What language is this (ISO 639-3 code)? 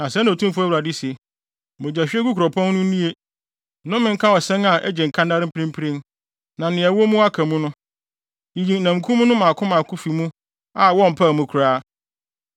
aka